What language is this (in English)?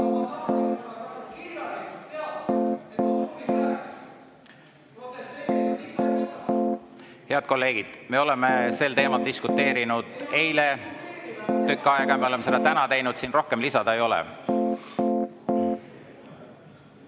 Estonian